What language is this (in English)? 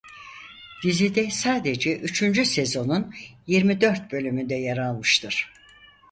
Turkish